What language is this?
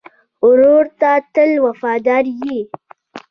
Pashto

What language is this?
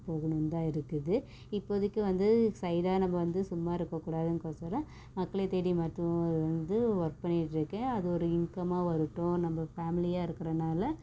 Tamil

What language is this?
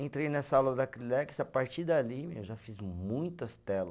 Portuguese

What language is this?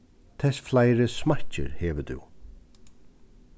Faroese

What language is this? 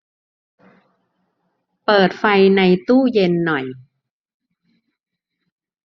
Thai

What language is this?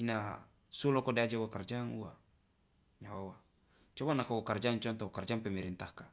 Loloda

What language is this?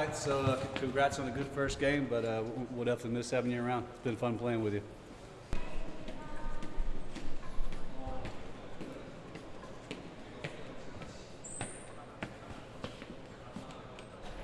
Korean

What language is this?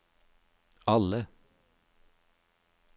Norwegian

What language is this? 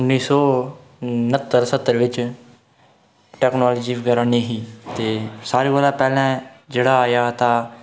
Dogri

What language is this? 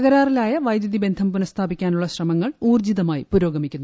Malayalam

